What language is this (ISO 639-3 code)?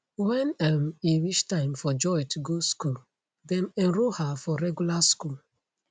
pcm